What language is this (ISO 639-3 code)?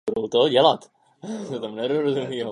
ces